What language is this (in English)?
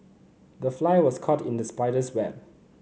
English